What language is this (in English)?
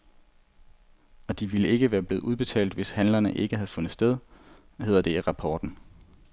Danish